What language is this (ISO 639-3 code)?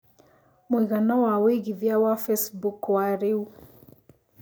kik